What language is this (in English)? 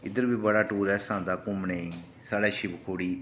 Dogri